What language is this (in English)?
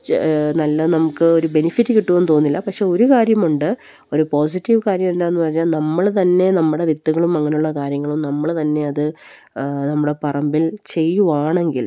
Malayalam